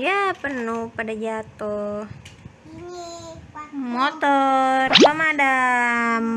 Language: Indonesian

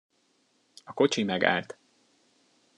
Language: Hungarian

